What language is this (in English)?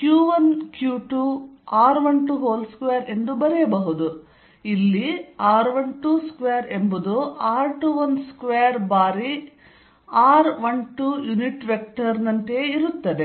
Kannada